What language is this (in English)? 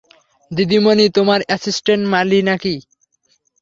Bangla